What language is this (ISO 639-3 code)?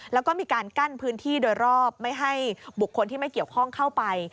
tha